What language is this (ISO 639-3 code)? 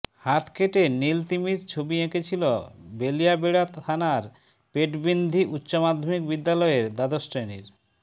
ben